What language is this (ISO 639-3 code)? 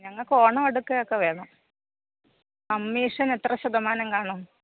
mal